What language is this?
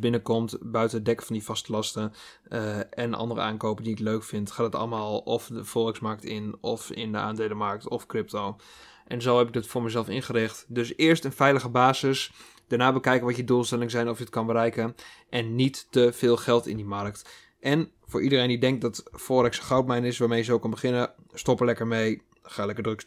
Dutch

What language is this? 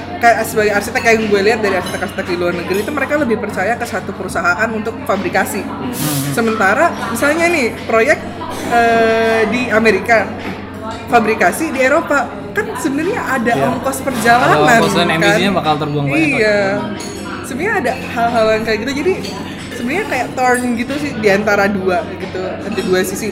Indonesian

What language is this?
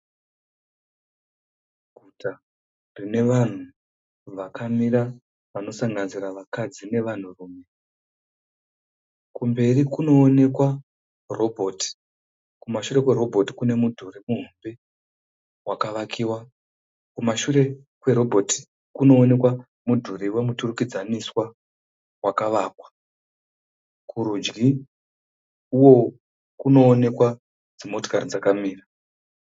Shona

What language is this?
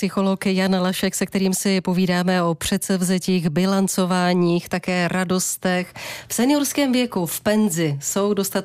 Czech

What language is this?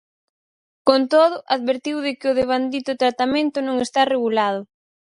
Galician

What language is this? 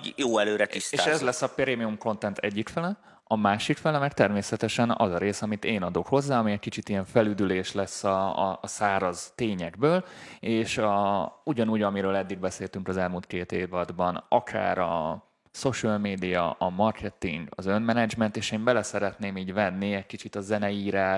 Hungarian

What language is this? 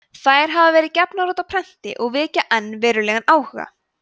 Icelandic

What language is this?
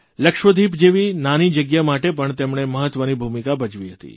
Gujarati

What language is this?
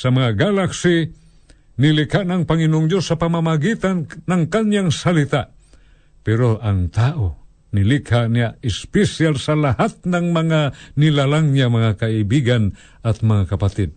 Filipino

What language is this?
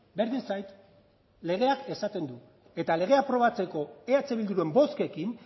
Basque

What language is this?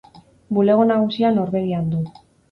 Basque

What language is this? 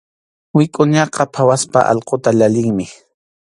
Arequipa-La Unión Quechua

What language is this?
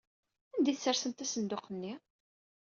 Kabyle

